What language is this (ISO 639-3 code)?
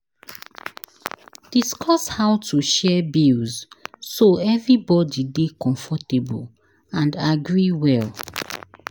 pcm